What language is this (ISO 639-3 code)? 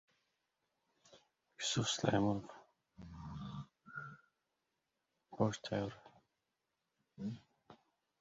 uzb